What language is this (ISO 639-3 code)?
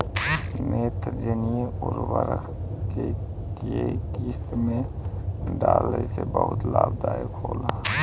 bho